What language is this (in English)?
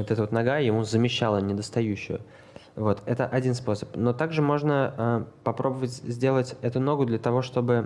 Russian